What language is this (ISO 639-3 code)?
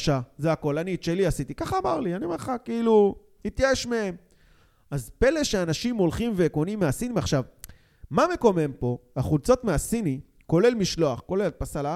heb